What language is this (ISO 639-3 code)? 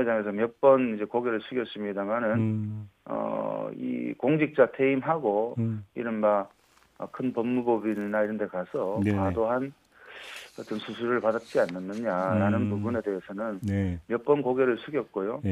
kor